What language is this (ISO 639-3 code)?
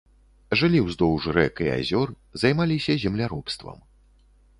bel